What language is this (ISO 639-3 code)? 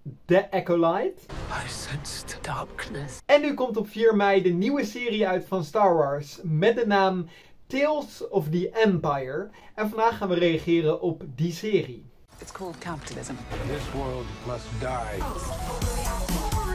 nld